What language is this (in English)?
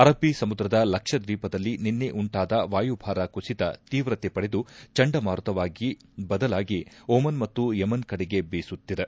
Kannada